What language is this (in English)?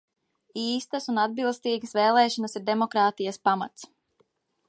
Latvian